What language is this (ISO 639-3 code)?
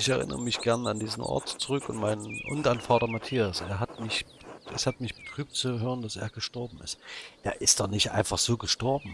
deu